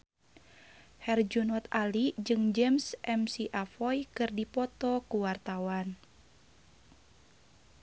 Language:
Sundanese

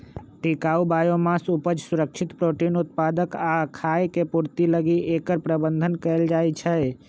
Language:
Magahi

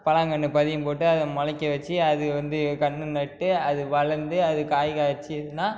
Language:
Tamil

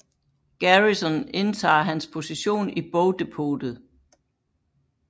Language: Danish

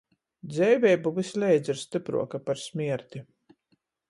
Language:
Latgalian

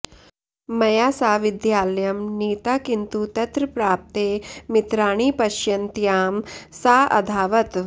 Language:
Sanskrit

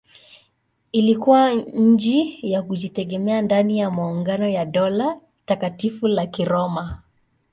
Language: Swahili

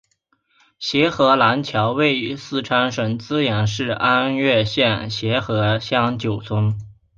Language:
Chinese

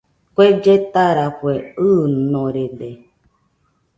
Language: Nüpode Huitoto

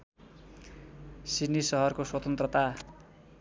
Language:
Nepali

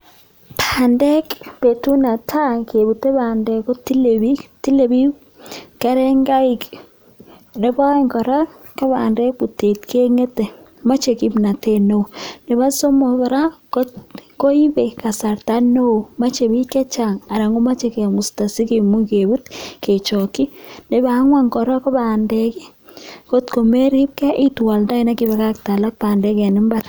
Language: Kalenjin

